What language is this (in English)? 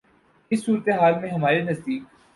Urdu